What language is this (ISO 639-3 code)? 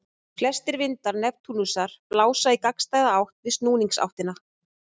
isl